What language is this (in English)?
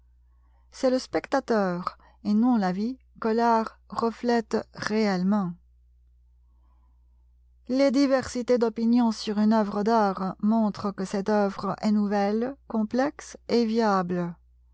French